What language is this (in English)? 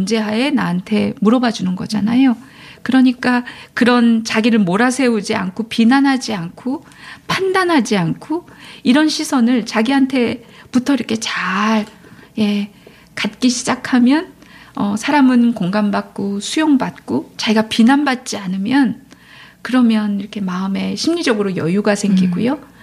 Korean